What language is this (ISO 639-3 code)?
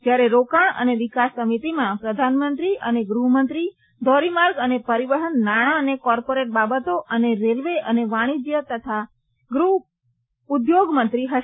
guj